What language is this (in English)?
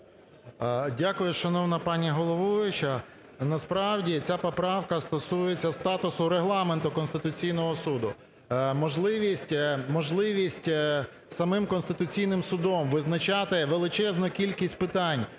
Ukrainian